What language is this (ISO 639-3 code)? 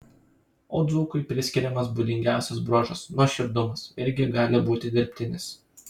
lit